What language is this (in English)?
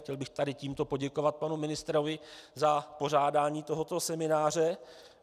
Czech